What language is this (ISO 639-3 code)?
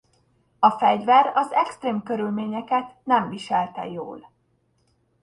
hun